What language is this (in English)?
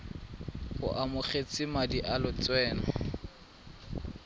Tswana